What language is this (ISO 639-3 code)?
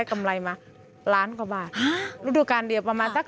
tha